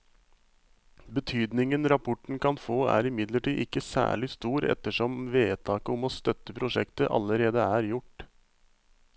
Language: Norwegian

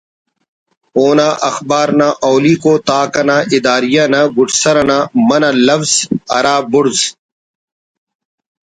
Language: Brahui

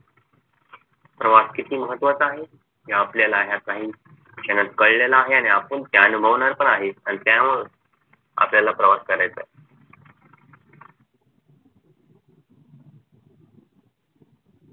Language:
Marathi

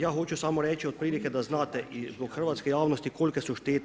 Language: Croatian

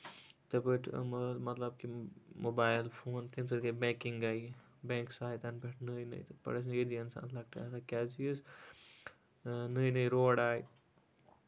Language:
Kashmiri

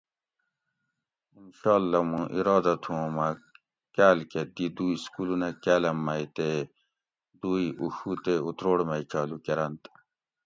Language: Gawri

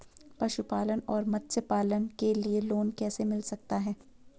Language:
Hindi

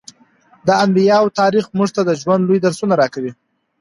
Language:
Pashto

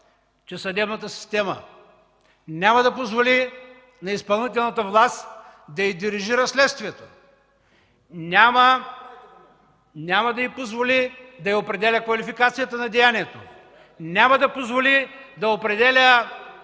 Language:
Bulgarian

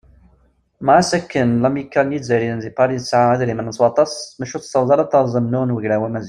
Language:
Kabyle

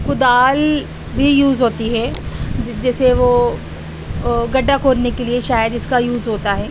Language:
Urdu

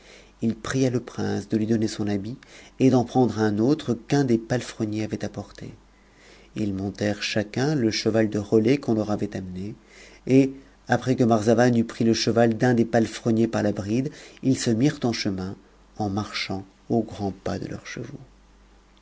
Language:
French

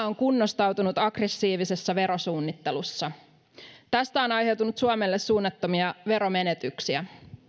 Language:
Finnish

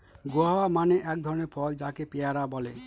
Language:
Bangla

